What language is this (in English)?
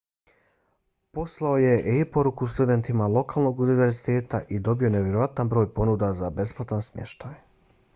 Bosnian